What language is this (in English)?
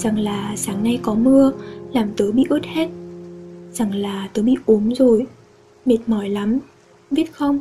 Vietnamese